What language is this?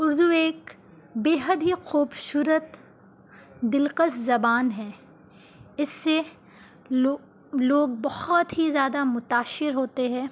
Urdu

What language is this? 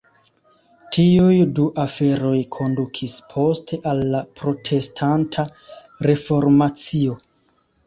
Esperanto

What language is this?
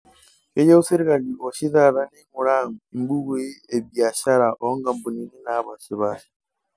Masai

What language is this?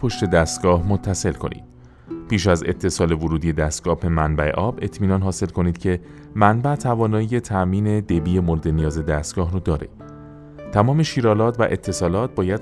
Persian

